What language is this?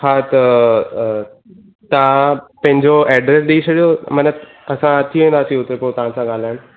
Sindhi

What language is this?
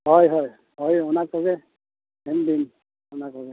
Santali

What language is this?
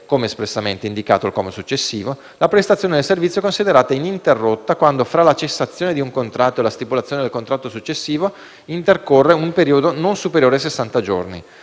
Italian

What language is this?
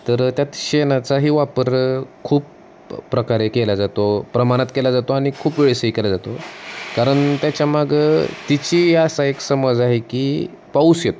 Marathi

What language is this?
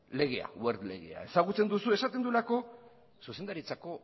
Basque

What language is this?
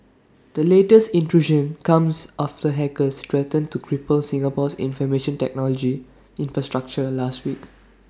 English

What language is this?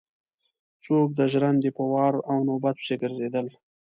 Pashto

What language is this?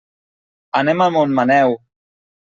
Catalan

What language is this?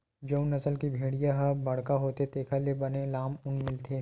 Chhattisgarhi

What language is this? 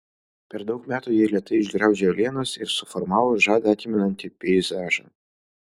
Lithuanian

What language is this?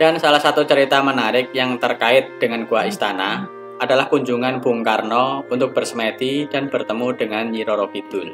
Indonesian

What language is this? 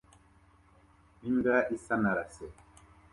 Kinyarwanda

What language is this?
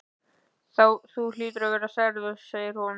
Icelandic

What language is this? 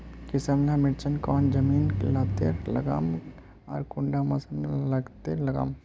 Magahi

